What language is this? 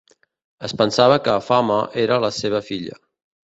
Catalan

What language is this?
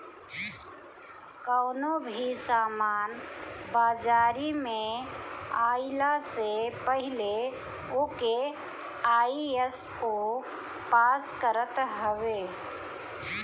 Bhojpuri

